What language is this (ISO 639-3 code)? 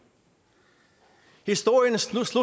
dan